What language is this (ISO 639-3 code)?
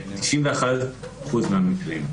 heb